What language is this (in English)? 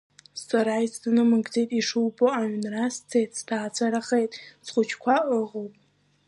Abkhazian